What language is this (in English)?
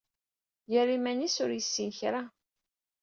Kabyle